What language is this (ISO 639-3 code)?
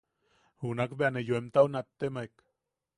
yaq